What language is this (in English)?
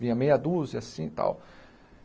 Portuguese